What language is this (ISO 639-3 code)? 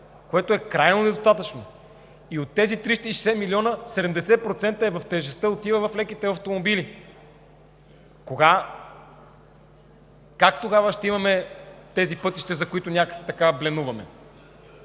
bul